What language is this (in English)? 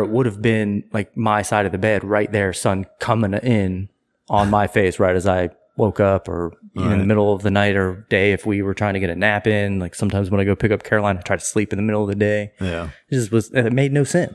English